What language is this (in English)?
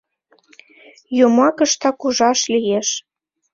Mari